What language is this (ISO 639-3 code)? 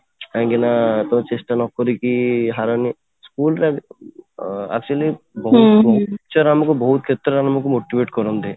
ori